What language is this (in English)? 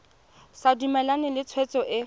Tswana